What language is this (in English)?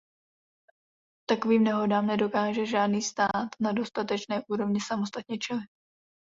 Czech